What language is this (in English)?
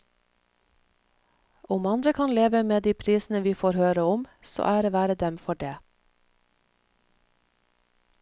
Norwegian